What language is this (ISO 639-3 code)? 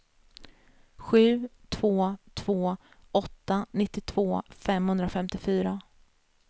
swe